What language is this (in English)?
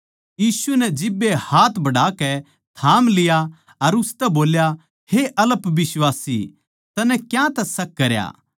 Haryanvi